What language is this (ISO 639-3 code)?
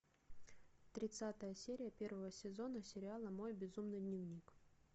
rus